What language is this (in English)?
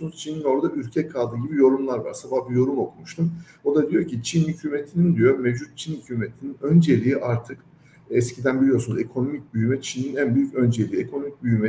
Turkish